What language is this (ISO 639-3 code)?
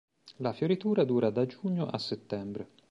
ita